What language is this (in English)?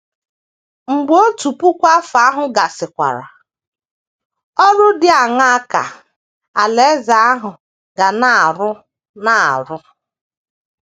Igbo